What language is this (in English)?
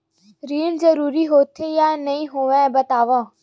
Chhattisgarhi